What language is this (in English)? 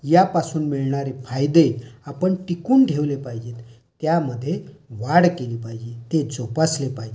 Marathi